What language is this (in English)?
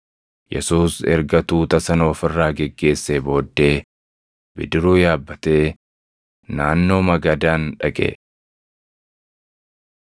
Oromo